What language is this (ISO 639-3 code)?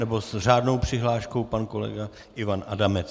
ces